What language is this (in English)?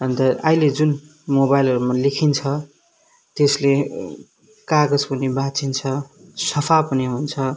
Nepali